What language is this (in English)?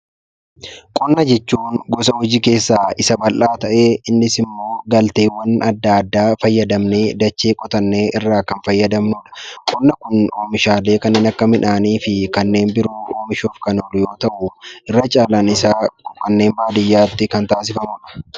Oromo